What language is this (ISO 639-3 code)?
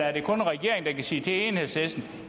dan